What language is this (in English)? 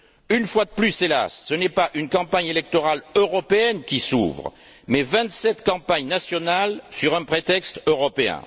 French